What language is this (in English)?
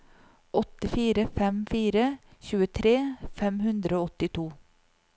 Norwegian